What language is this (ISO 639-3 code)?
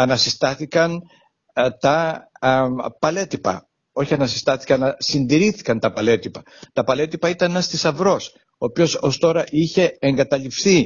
ell